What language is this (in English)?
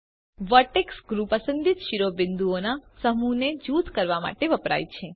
Gujarati